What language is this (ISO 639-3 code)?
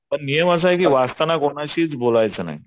mar